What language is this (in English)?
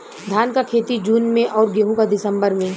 Bhojpuri